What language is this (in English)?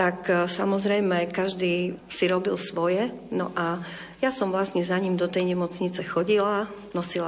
Slovak